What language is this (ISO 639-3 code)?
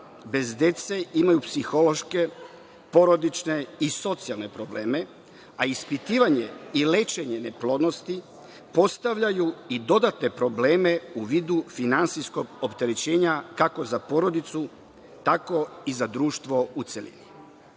srp